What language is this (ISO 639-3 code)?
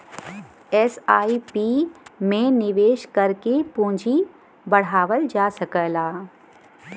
bho